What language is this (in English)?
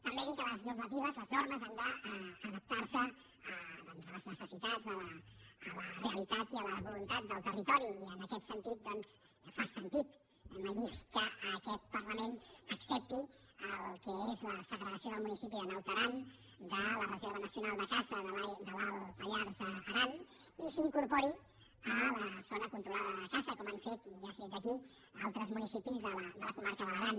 Catalan